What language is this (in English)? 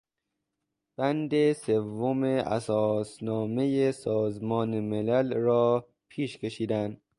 Persian